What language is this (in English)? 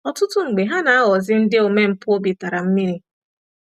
Igbo